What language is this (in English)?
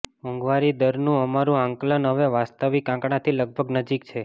Gujarati